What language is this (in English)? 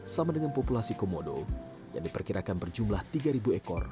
Indonesian